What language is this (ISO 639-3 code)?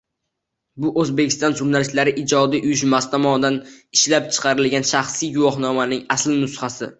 uzb